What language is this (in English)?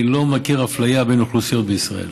Hebrew